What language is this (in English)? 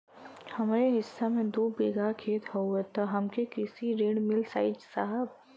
Bhojpuri